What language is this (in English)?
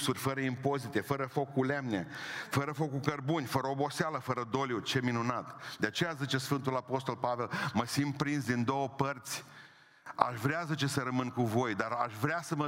Romanian